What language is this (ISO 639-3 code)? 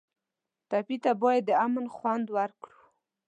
pus